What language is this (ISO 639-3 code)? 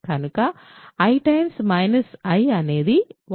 tel